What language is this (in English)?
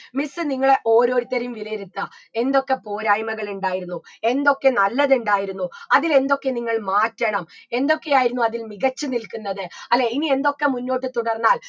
Malayalam